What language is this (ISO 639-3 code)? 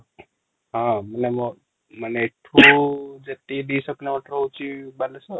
ori